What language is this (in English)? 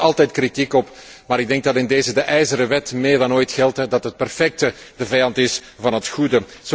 Dutch